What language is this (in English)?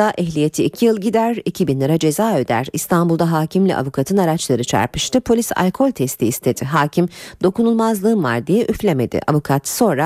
Turkish